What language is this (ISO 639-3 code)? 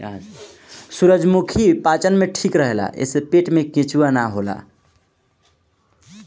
bho